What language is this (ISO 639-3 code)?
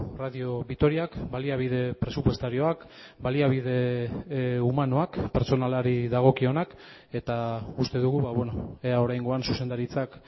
eus